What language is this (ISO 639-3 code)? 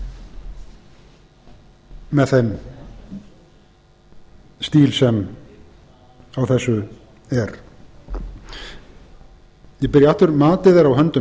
isl